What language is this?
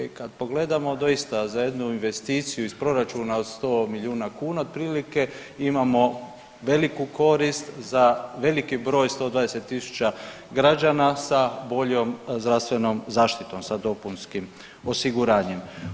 Croatian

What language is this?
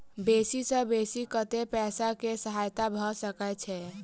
Maithili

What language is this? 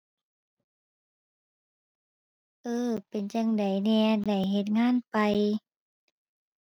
Thai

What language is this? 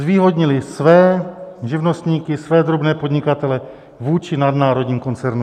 Czech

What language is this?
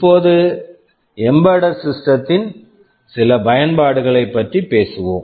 Tamil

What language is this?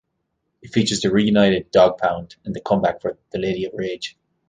English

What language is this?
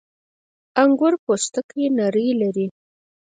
Pashto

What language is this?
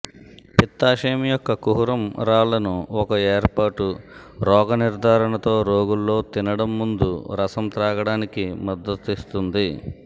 Telugu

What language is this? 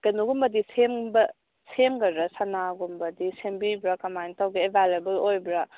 Manipuri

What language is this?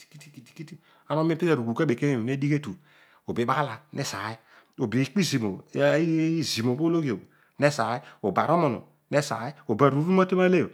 Odual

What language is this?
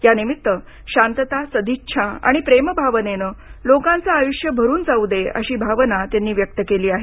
Marathi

